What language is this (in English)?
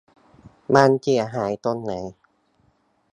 Thai